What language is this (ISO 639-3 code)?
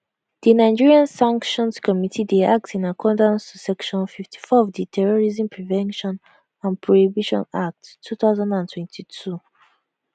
pcm